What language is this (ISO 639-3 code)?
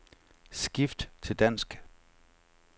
dan